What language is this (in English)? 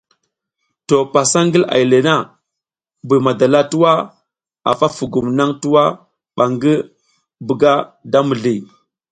South Giziga